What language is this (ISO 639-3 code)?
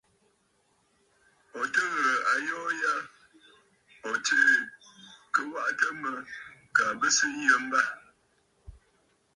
bfd